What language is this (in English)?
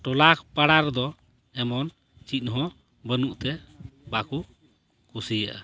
Santali